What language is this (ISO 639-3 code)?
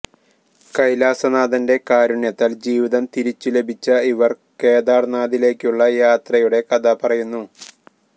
mal